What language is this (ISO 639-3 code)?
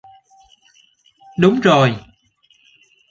vie